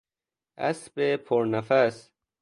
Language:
Persian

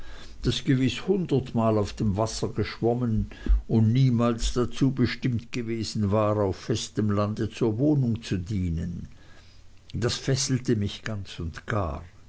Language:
German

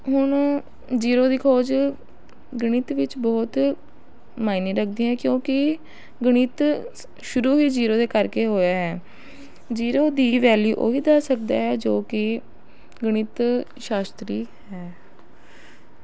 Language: Punjabi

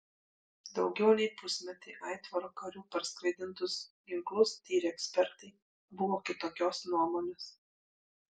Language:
Lithuanian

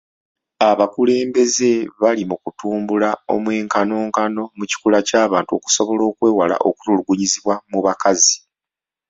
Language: Ganda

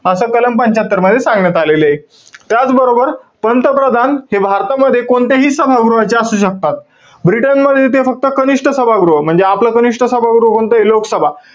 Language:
Marathi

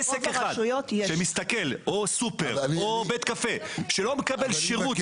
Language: Hebrew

